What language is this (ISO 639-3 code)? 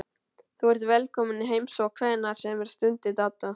isl